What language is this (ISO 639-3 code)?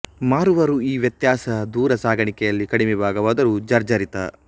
kan